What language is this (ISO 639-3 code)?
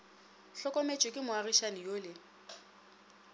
nso